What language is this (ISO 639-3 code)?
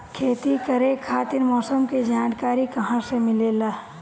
bho